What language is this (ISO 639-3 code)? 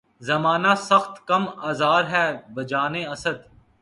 urd